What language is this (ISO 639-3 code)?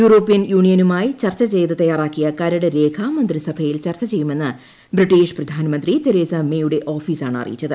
mal